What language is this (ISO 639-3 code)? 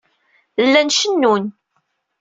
kab